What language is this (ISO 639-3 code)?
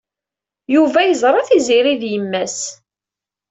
kab